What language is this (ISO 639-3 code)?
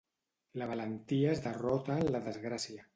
cat